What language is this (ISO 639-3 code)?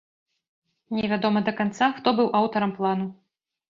bel